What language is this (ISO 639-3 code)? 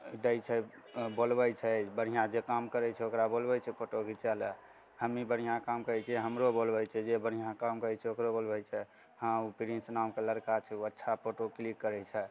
mai